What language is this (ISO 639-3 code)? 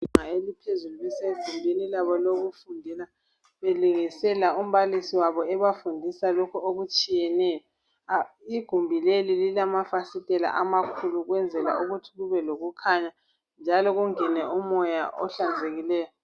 nde